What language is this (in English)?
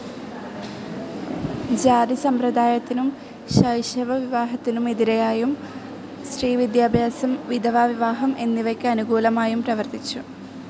Malayalam